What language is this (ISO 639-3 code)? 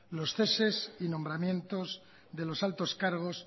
spa